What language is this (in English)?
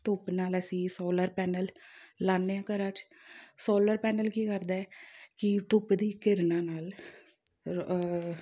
Punjabi